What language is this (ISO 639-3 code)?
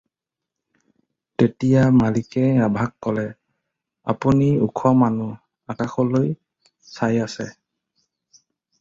asm